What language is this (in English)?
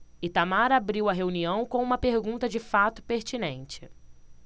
Portuguese